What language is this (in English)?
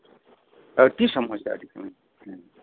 Santali